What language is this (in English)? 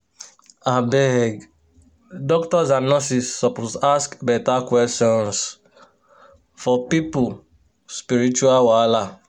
Nigerian Pidgin